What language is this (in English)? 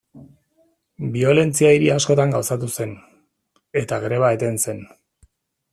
Basque